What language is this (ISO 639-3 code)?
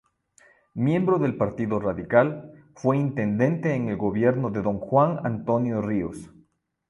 spa